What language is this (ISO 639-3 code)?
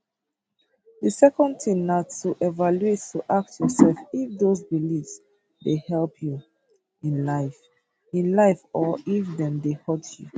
pcm